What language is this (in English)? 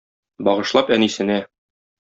Tatar